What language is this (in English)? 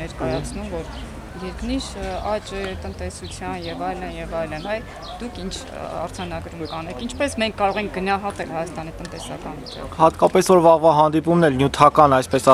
Romanian